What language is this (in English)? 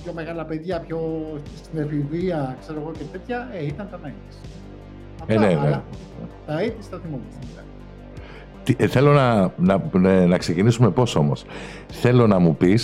Greek